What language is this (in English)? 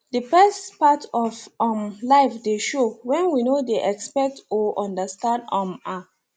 Nigerian Pidgin